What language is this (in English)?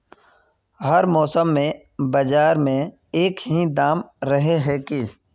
Magahi